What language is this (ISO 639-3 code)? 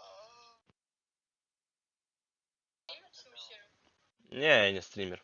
rus